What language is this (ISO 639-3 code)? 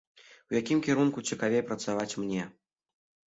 bel